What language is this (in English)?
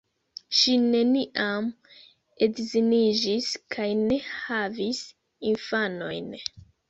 Esperanto